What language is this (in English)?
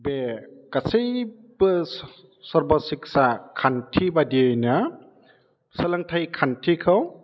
Bodo